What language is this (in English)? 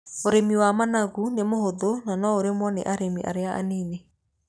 Kikuyu